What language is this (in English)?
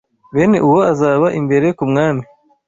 Kinyarwanda